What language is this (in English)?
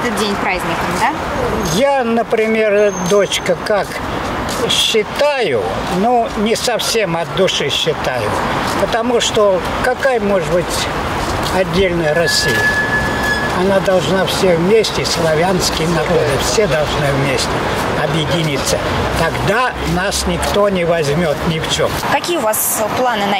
Russian